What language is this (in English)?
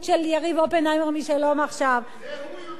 Hebrew